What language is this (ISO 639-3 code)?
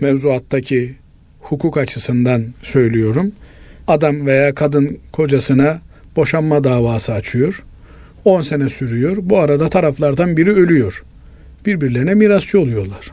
tur